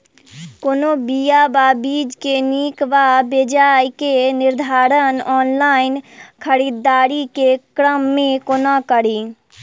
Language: Maithili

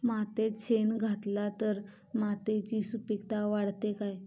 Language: Marathi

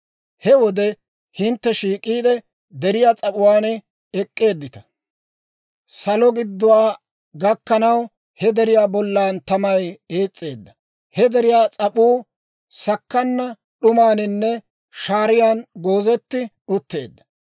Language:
Dawro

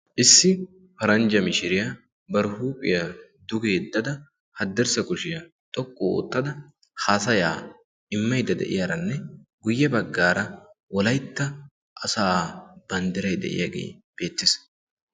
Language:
Wolaytta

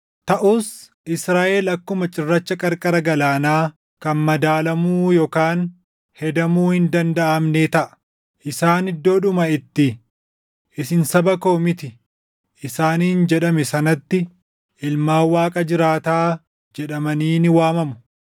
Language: Oromo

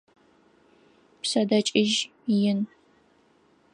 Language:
Adyghe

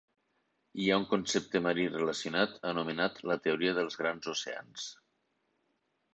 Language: Catalan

